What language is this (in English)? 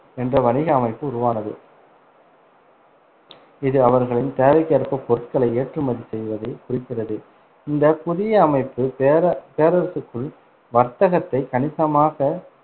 Tamil